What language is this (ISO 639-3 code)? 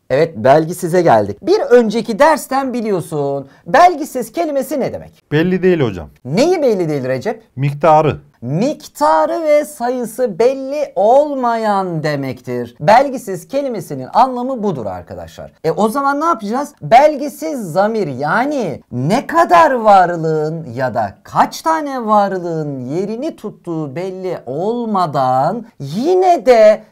tur